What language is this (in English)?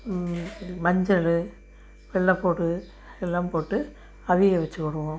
Tamil